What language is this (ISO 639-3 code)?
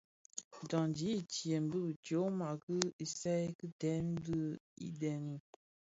ksf